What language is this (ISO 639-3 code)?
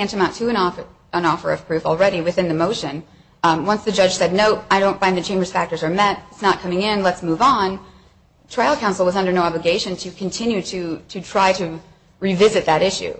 eng